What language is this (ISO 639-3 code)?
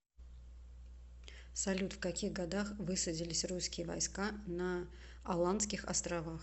rus